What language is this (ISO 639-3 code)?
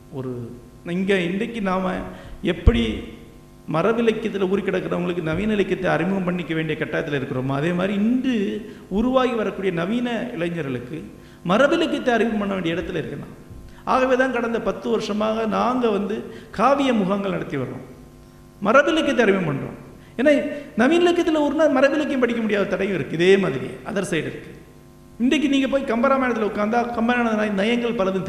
tam